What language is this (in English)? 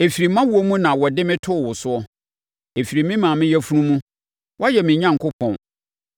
Akan